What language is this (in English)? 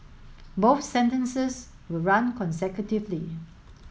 English